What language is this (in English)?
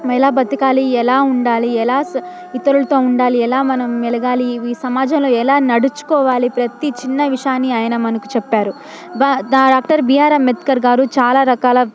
Telugu